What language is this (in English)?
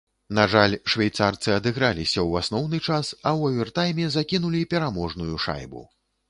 Belarusian